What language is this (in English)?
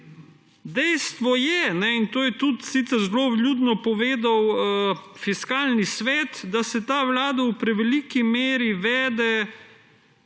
Slovenian